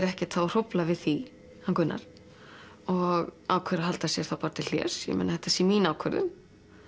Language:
Icelandic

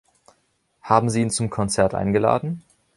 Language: German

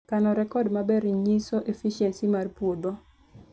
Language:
Luo (Kenya and Tanzania)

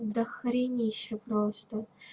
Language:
Russian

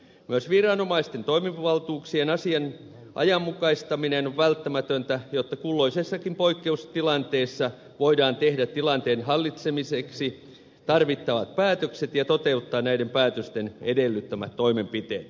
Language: Finnish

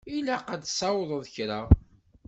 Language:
Kabyle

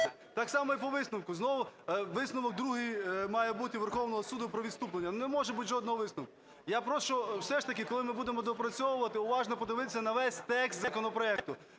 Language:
Ukrainian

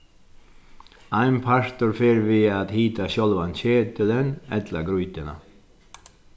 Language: Faroese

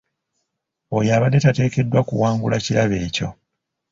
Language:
Ganda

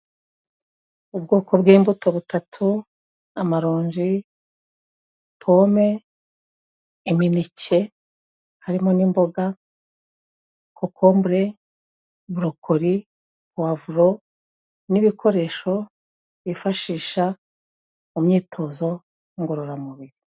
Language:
Kinyarwanda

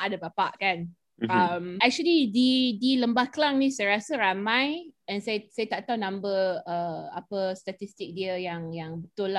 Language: Malay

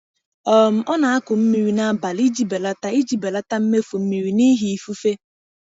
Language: Igbo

